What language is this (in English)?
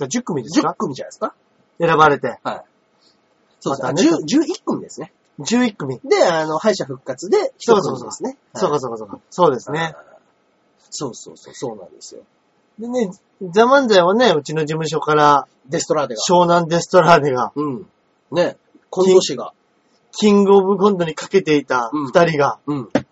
Japanese